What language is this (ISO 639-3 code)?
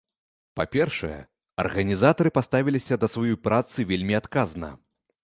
bel